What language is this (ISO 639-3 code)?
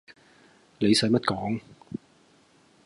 yue